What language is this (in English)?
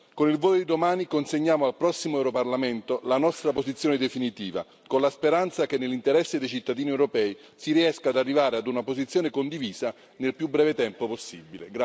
Italian